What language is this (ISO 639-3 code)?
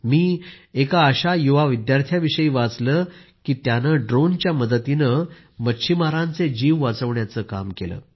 mar